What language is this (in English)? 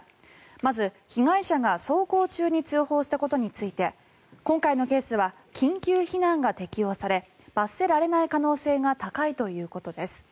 Japanese